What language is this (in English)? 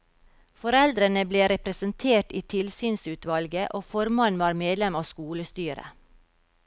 Norwegian